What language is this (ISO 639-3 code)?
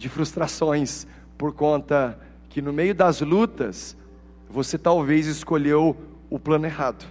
por